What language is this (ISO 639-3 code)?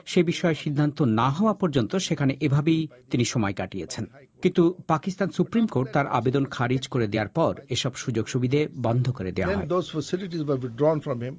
ben